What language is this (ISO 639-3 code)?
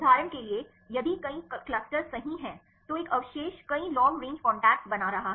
hin